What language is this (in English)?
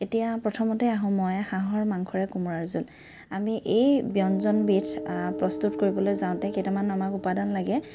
Assamese